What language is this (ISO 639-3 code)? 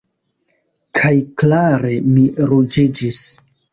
epo